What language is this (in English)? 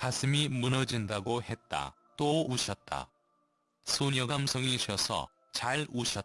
Korean